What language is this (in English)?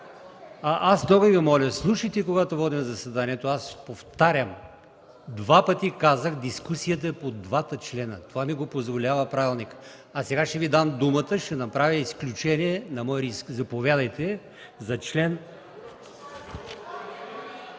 Bulgarian